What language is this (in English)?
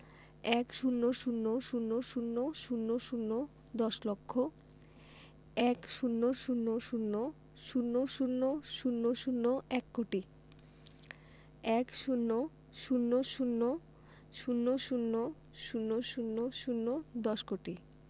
Bangla